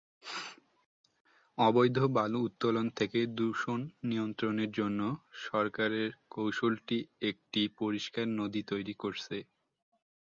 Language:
Bangla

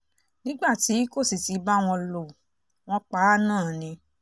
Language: Yoruba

